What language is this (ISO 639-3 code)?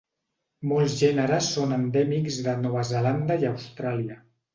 cat